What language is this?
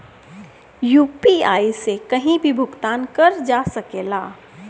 Bhojpuri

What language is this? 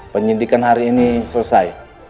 Indonesian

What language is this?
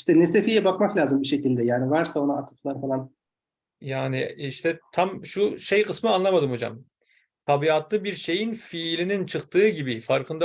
Turkish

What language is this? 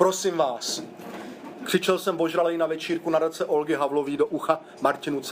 Czech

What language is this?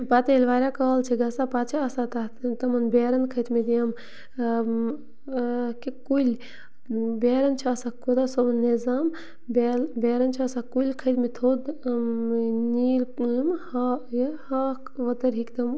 Kashmiri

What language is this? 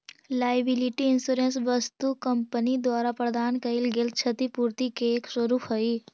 Magahi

